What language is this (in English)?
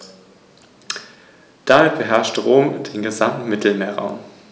German